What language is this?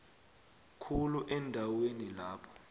South Ndebele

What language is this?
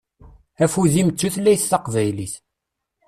Kabyle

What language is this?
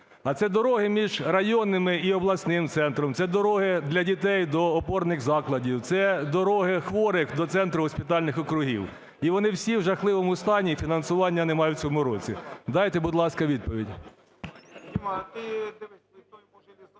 Ukrainian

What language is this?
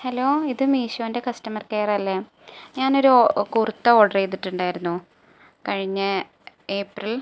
Malayalam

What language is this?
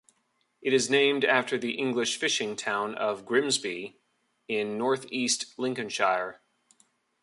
English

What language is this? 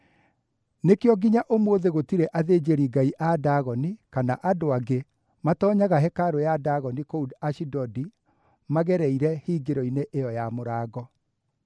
Kikuyu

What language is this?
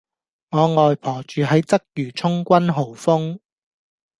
Cantonese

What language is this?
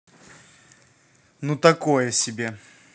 Russian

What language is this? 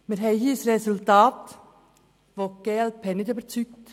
Swiss German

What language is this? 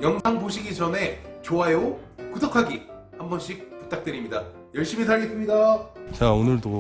Korean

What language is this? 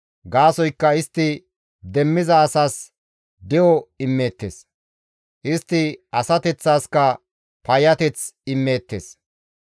Gamo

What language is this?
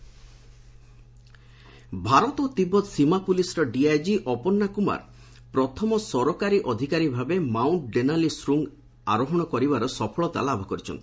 Odia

